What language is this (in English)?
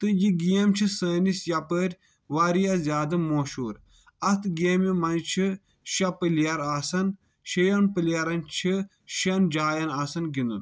Kashmiri